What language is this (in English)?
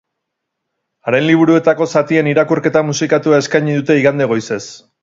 Basque